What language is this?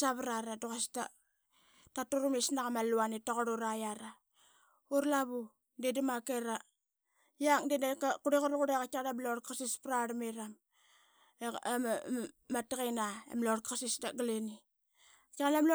Qaqet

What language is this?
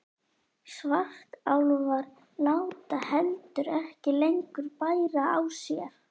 Icelandic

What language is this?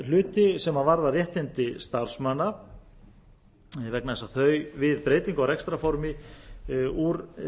Icelandic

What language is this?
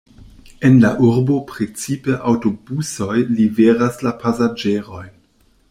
Esperanto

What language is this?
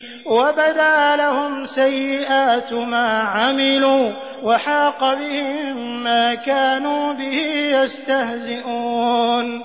Arabic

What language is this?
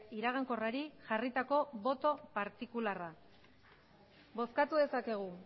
Basque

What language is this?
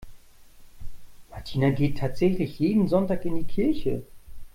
German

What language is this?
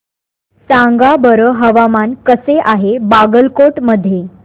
Marathi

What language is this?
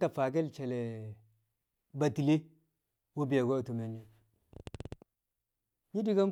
Kamo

